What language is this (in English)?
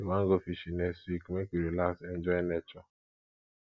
Nigerian Pidgin